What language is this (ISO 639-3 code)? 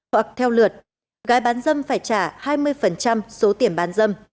vie